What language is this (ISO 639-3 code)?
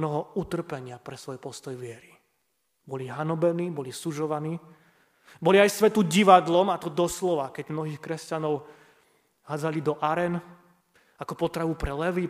slk